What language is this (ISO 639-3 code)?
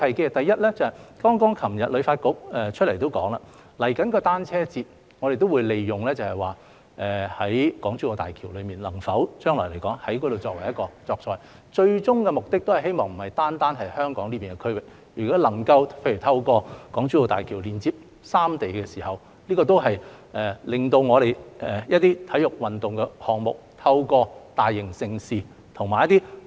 yue